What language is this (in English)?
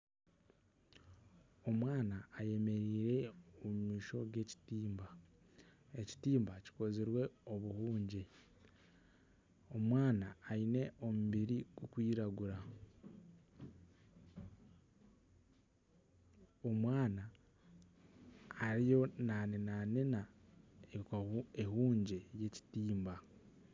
Nyankole